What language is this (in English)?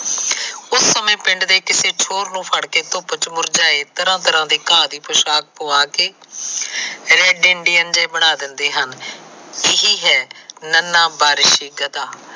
Punjabi